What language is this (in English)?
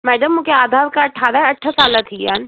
Sindhi